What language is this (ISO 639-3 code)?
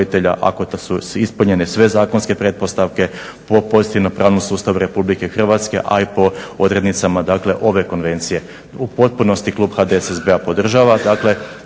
hrv